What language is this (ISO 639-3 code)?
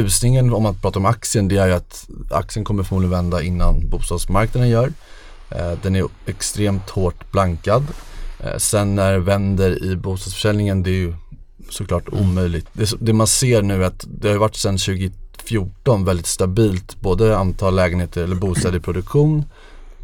swe